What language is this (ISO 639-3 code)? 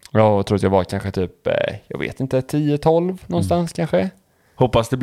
swe